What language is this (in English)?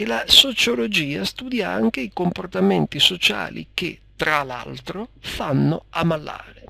Italian